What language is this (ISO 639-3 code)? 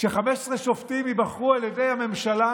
heb